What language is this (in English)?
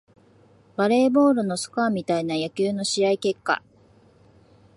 Japanese